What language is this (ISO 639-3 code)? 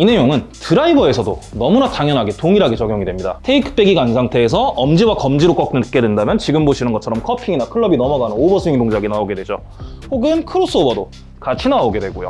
kor